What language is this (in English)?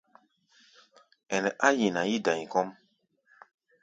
Gbaya